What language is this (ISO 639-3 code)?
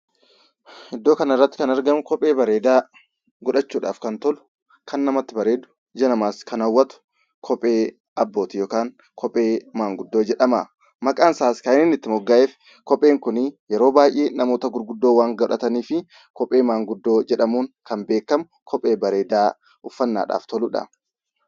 orm